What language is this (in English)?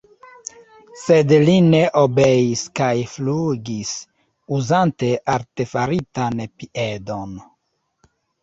Esperanto